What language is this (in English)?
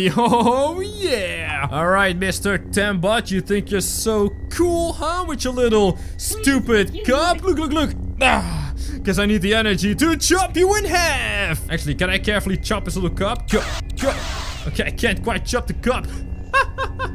English